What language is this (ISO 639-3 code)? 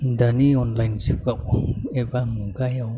brx